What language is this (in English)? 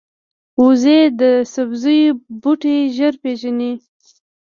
Pashto